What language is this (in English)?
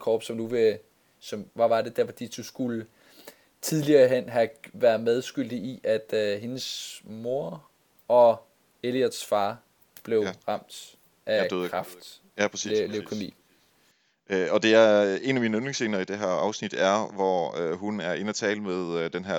Danish